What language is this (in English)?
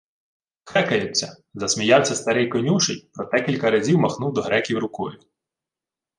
Ukrainian